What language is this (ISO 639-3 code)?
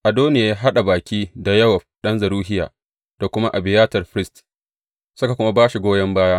hau